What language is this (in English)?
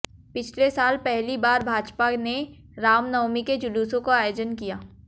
Hindi